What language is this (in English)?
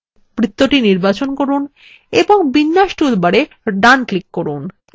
Bangla